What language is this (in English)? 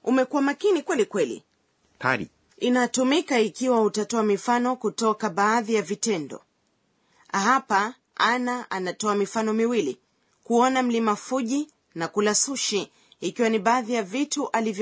Swahili